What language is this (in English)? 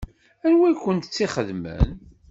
Kabyle